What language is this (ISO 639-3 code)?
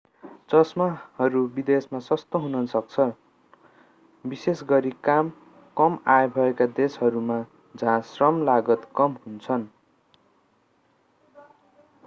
nep